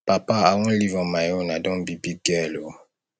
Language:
Nigerian Pidgin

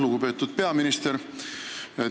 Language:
Estonian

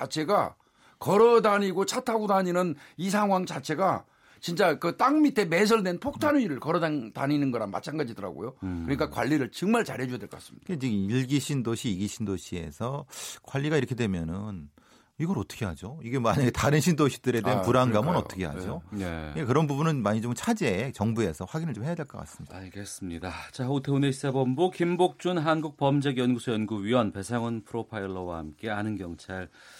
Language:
Korean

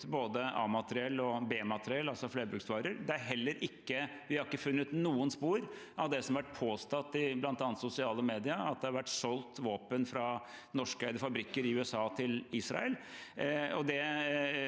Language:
Norwegian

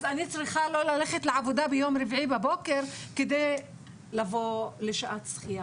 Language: Hebrew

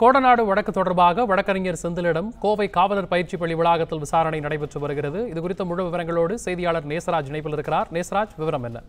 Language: Romanian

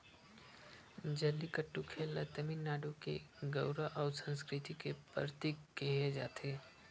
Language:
Chhattisgarhi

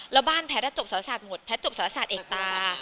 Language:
Thai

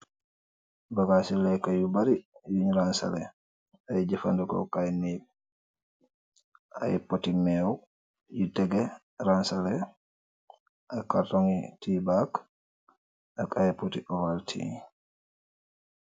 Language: Wolof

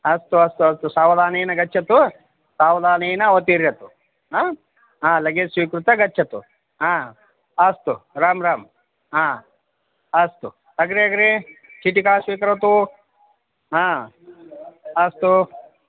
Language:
Sanskrit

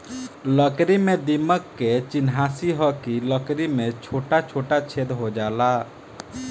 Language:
Bhojpuri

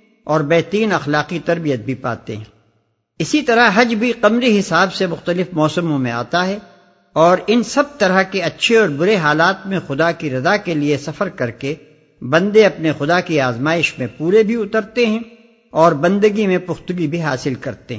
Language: Urdu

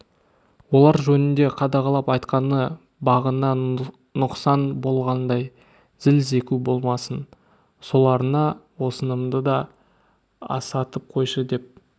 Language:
Kazakh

